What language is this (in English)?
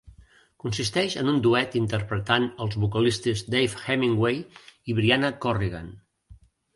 Catalan